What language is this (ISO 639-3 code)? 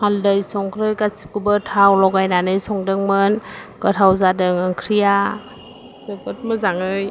brx